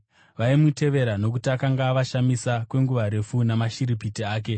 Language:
Shona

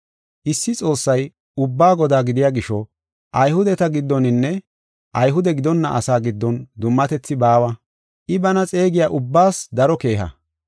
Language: Gofa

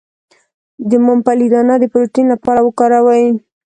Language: Pashto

